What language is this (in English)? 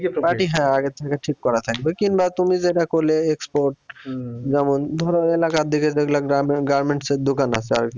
Bangla